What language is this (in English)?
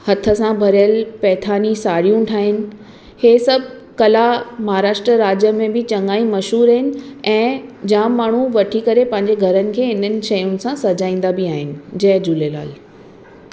Sindhi